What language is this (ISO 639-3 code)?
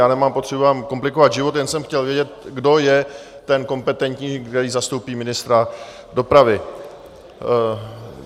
ces